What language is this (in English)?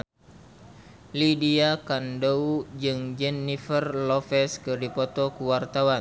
Sundanese